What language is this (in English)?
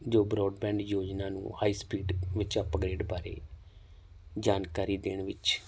Punjabi